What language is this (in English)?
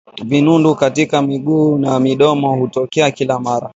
Swahili